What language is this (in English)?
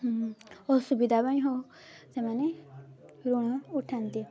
Odia